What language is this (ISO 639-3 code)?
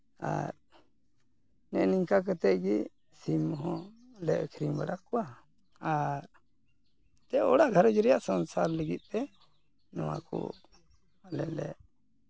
sat